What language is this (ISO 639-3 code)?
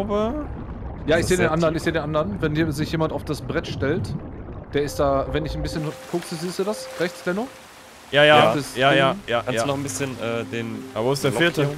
deu